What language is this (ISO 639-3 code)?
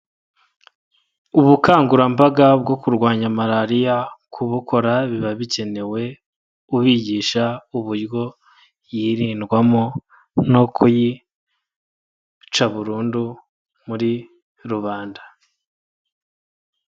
kin